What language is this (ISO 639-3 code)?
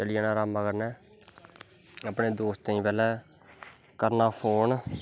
doi